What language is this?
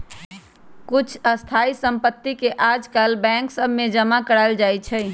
Magahi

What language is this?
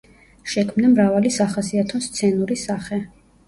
Georgian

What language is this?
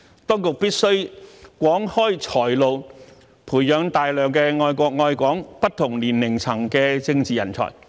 Cantonese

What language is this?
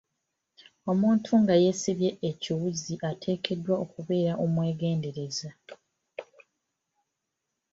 Ganda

